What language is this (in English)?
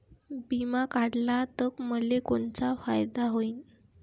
Marathi